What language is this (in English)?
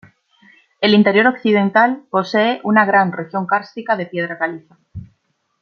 Spanish